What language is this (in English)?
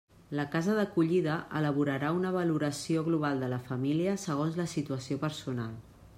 Catalan